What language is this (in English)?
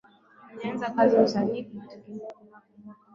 Swahili